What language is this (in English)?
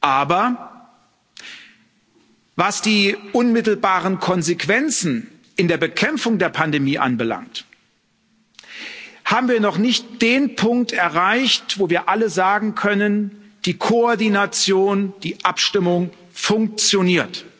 German